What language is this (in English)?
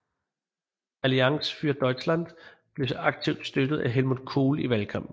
Danish